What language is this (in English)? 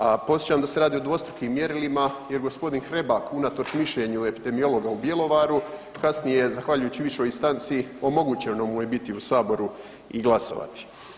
Croatian